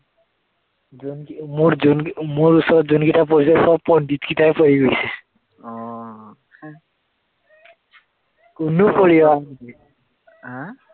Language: Assamese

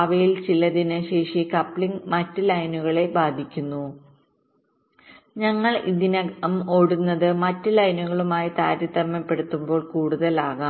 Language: Malayalam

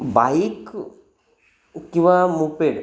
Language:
Marathi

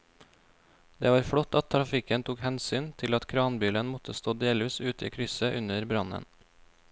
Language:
Norwegian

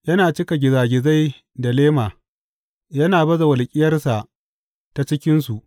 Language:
Hausa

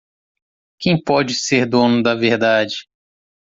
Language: Portuguese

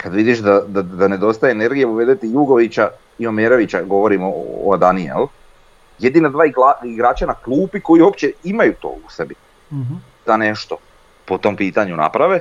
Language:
Croatian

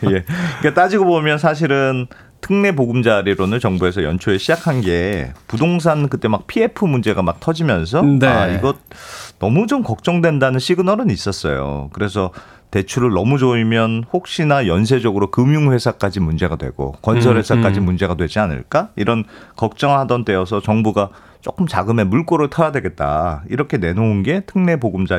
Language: Korean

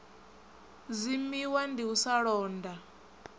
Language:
Venda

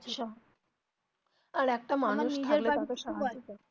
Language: Bangla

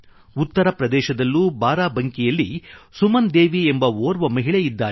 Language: Kannada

